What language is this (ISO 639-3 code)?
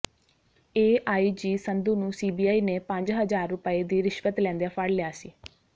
pan